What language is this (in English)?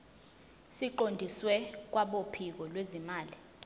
Zulu